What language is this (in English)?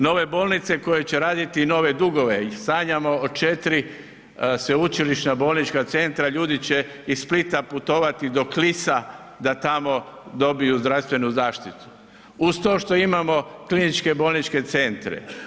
Croatian